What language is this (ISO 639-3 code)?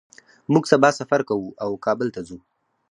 pus